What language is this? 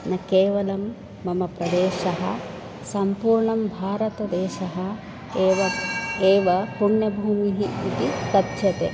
Sanskrit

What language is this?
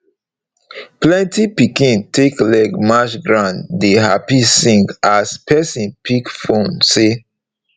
Nigerian Pidgin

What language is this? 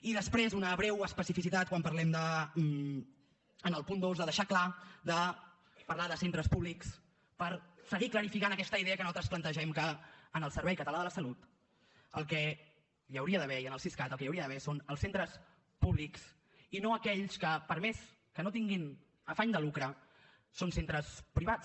Catalan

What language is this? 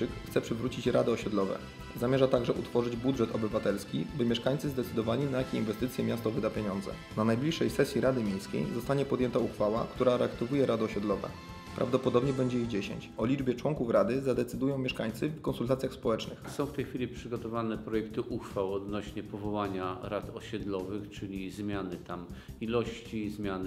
Polish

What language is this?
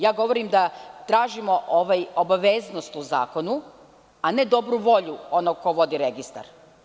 Serbian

